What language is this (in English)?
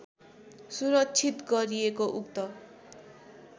Nepali